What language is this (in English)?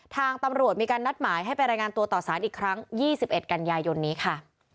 Thai